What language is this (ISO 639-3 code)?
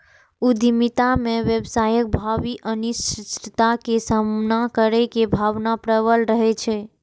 mai